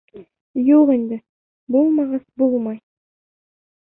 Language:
Bashkir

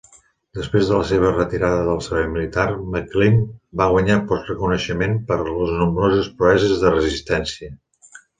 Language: Catalan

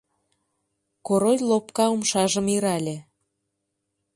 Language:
Mari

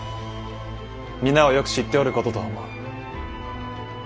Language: Japanese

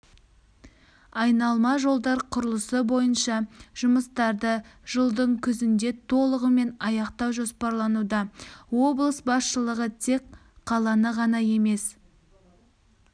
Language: Kazakh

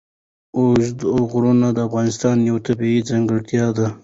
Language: Pashto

